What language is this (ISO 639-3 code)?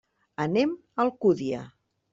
cat